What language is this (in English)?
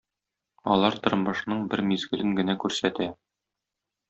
Tatar